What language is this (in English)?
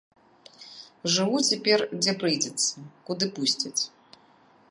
Belarusian